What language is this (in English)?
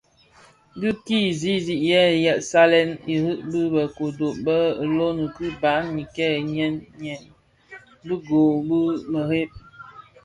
Bafia